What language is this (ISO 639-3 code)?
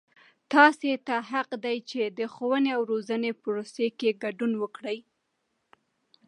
pus